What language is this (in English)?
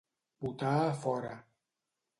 Catalan